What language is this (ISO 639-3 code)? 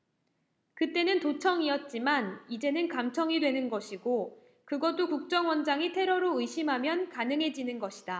kor